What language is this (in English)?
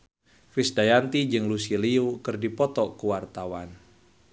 Sundanese